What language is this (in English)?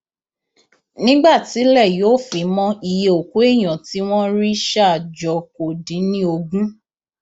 Yoruba